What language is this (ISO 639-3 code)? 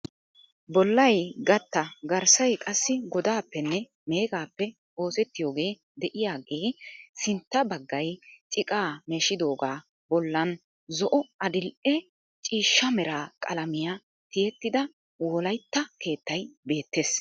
wal